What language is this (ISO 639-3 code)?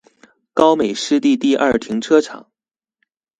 zho